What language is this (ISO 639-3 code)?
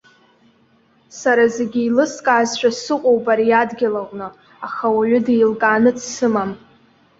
abk